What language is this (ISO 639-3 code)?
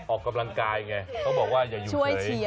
tha